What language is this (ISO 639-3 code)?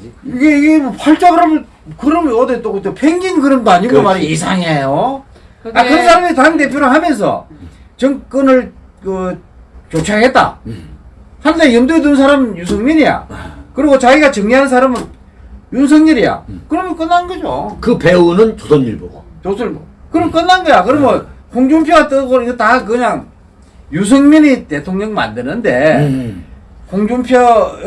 kor